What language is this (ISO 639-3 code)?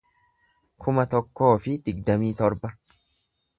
orm